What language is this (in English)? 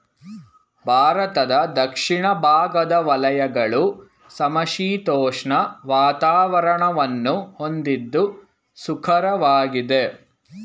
Kannada